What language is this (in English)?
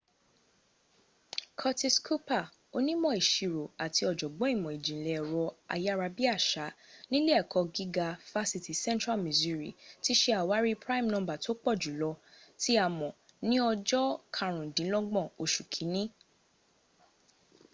Yoruba